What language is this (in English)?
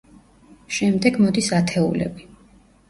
Georgian